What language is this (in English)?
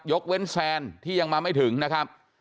Thai